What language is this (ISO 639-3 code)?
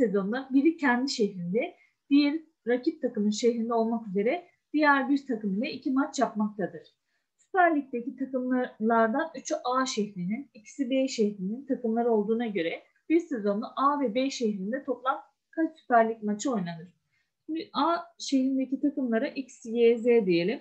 tur